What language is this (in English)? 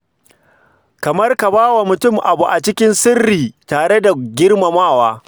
Hausa